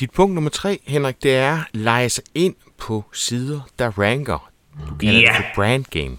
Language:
Danish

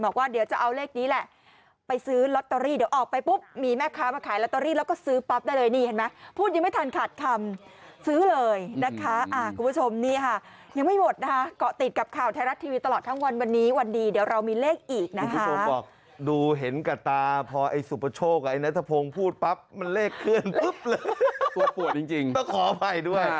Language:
Thai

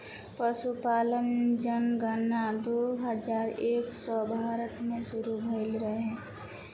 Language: Bhojpuri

